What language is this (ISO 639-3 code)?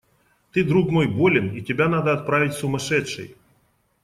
rus